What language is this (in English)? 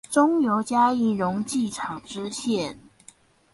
Chinese